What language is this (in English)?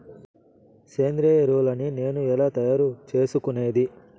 Telugu